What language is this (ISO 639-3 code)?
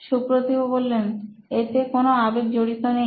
ben